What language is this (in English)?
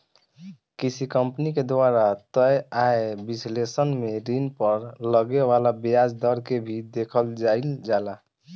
Bhojpuri